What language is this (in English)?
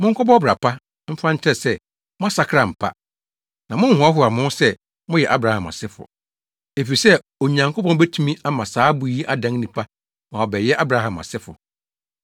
Akan